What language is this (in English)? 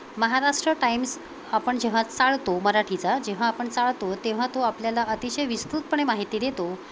Marathi